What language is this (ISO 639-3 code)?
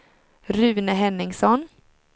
swe